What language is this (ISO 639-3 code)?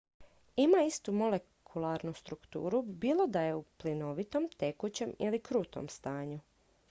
hrv